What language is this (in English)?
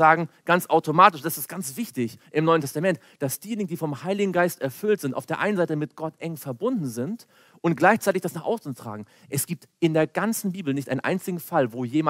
German